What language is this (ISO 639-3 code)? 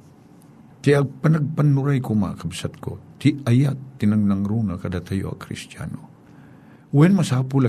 fil